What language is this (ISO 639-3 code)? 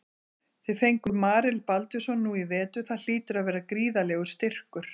isl